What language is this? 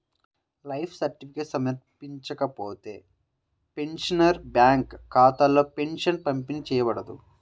Telugu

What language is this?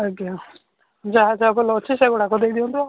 Odia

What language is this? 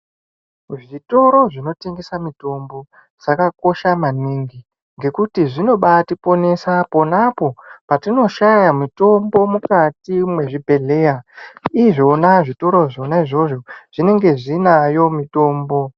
Ndau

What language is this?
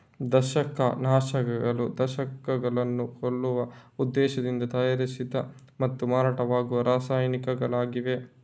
Kannada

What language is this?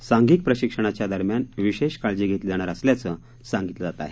Marathi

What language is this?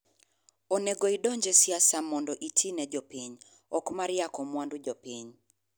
Luo (Kenya and Tanzania)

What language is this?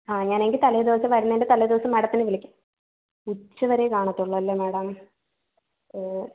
Malayalam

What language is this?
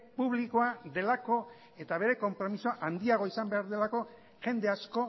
Basque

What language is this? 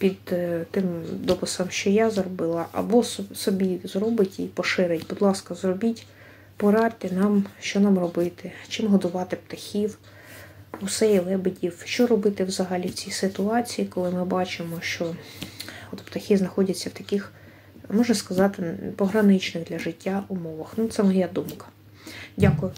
Ukrainian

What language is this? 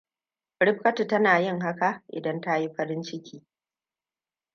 Hausa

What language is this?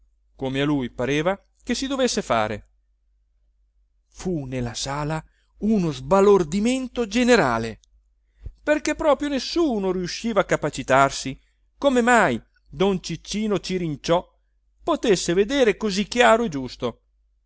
Italian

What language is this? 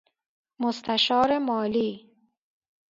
Persian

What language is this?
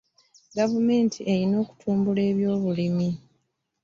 Ganda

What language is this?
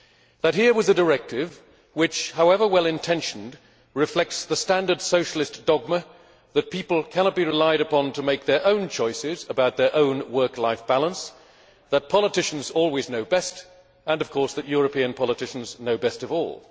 English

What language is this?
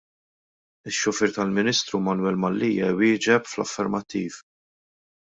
Maltese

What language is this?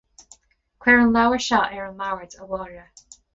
Irish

